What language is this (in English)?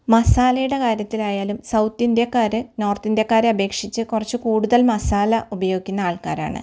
Malayalam